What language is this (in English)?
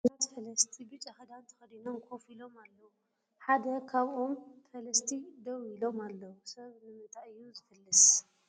Tigrinya